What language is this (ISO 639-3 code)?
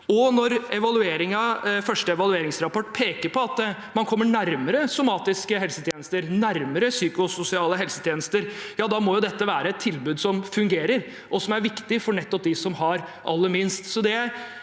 nor